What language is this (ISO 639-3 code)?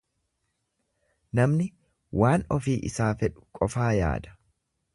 orm